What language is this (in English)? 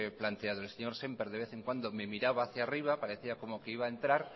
Spanish